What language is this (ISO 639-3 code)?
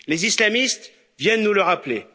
fra